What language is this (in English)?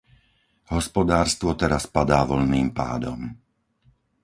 Slovak